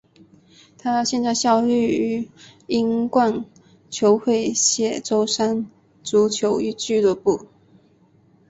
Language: Chinese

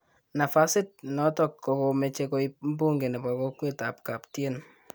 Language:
Kalenjin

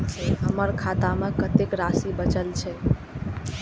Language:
Maithili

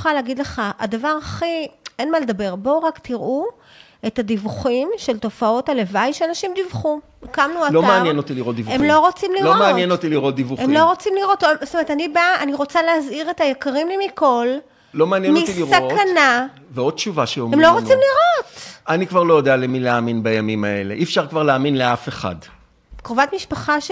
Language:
Hebrew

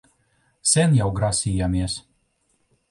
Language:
Latvian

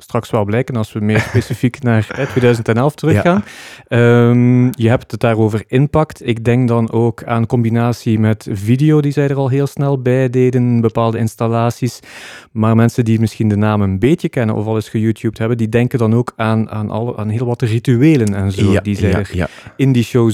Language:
Dutch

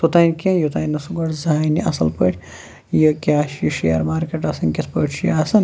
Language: Kashmiri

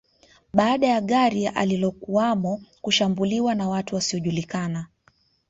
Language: Swahili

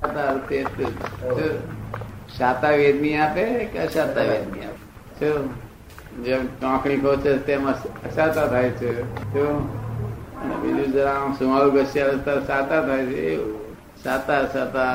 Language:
Gujarati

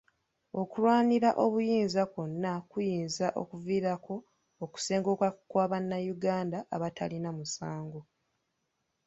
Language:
Ganda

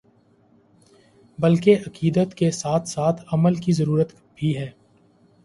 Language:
Urdu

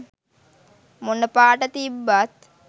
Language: Sinhala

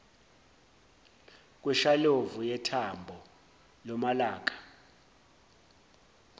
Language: Zulu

